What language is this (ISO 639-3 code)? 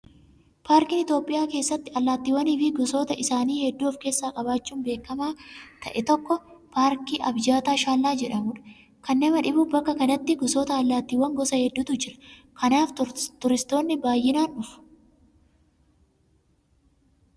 orm